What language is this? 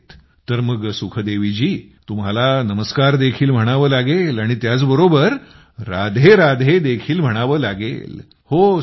Marathi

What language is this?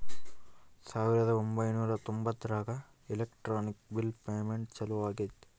Kannada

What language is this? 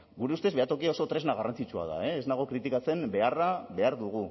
Basque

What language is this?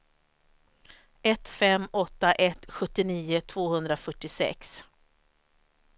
Swedish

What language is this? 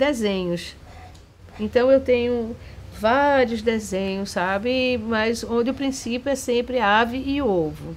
Portuguese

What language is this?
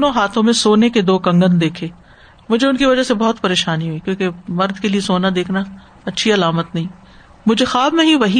Urdu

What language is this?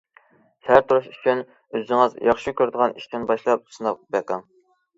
Uyghur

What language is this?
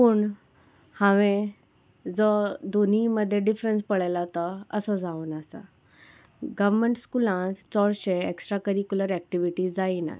Konkani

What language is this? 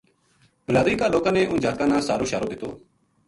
Gujari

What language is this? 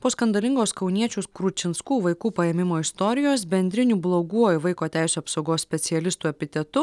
Lithuanian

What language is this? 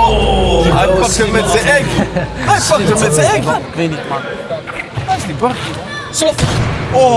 Dutch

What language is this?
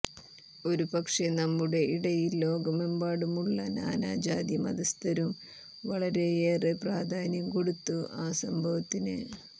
Malayalam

